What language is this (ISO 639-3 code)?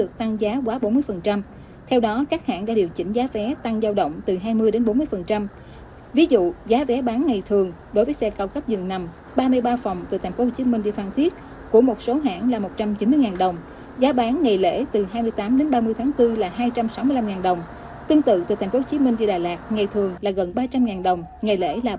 vie